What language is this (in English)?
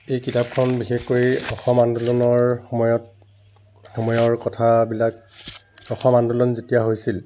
Assamese